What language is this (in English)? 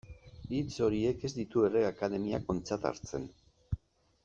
Basque